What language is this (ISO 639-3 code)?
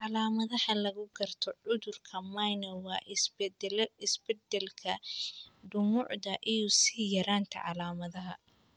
som